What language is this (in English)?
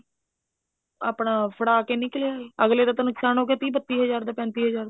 Punjabi